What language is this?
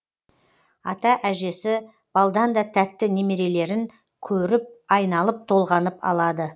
Kazakh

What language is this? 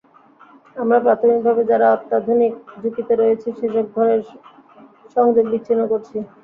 Bangla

